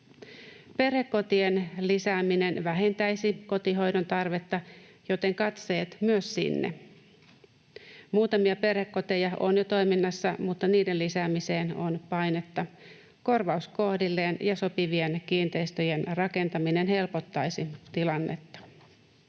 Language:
Finnish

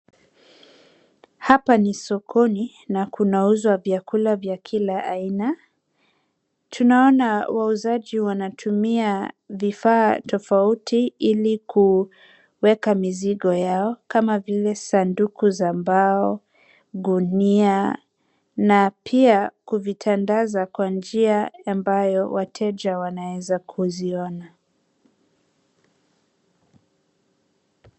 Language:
Swahili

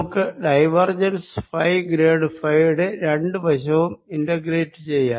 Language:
Malayalam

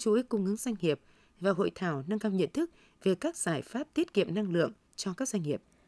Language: Vietnamese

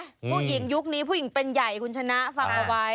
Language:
Thai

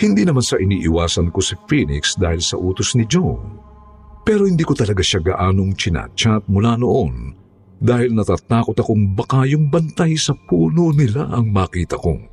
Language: Filipino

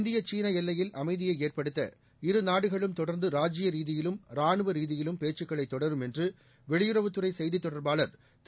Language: Tamil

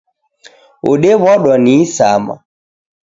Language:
Taita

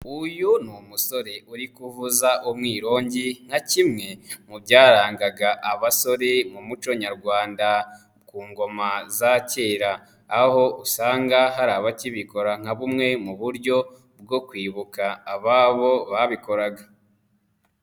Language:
Kinyarwanda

